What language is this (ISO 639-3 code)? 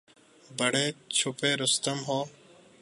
urd